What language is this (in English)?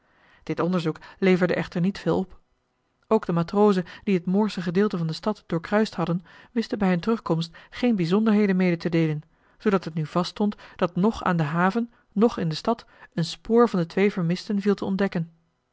Dutch